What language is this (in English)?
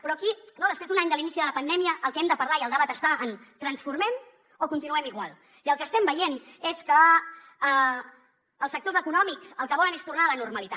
Catalan